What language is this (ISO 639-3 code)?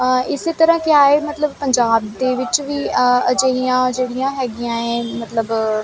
pan